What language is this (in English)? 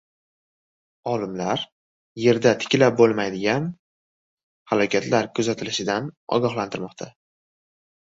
Uzbek